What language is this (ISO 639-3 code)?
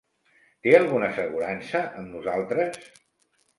cat